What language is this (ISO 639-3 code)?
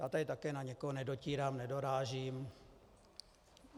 ces